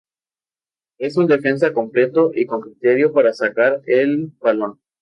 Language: Spanish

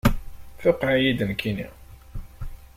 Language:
Kabyle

